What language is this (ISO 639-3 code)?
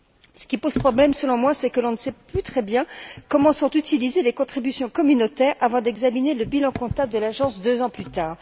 fra